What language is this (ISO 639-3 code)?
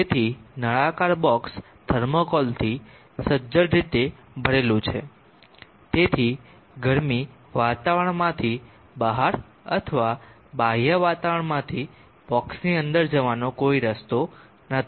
guj